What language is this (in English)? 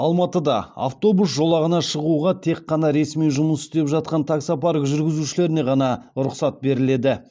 Kazakh